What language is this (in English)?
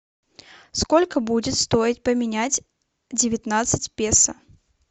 Russian